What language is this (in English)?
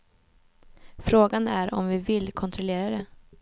Swedish